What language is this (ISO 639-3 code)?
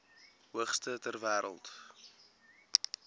afr